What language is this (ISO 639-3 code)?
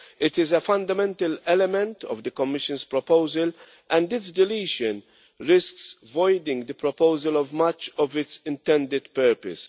eng